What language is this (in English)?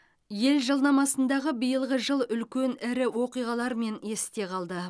Kazakh